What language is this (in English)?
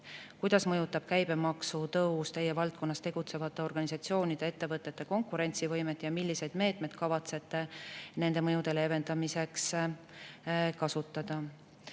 Estonian